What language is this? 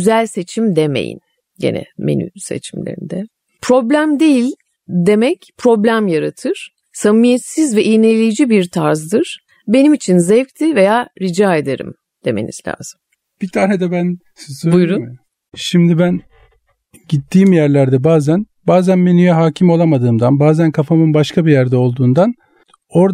Turkish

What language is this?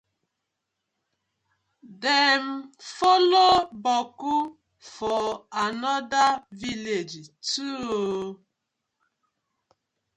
Nigerian Pidgin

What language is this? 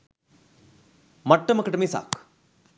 Sinhala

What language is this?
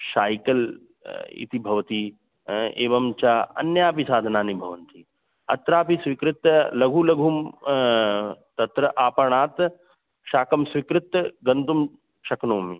Sanskrit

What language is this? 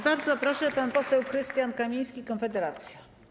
Polish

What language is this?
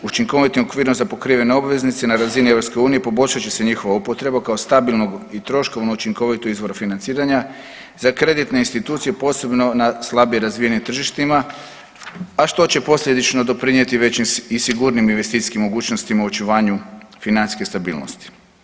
Croatian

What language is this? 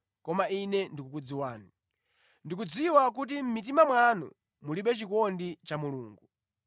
Nyanja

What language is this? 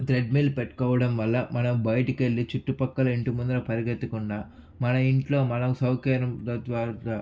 Telugu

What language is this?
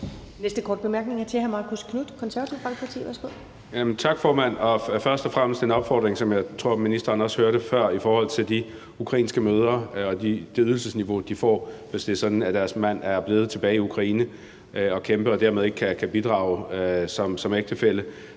Danish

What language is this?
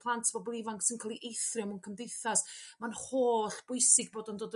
Welsh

